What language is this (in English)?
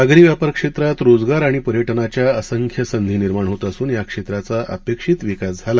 Marathi